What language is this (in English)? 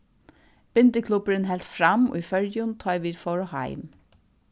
Faroese